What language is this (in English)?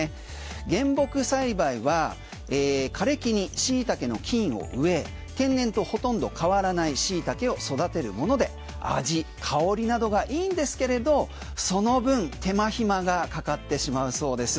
Japanese